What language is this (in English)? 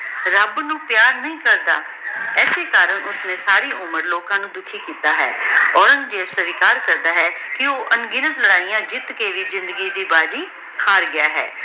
Punjabi